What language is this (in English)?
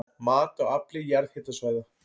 Icelandic